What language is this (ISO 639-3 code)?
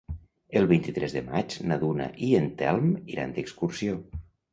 cat